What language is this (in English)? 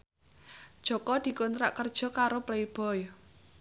Javanese